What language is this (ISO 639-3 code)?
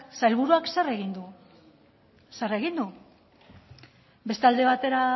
eus